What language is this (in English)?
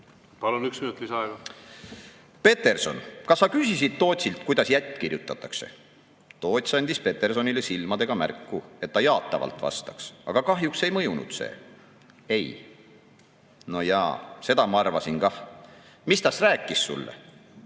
Estonian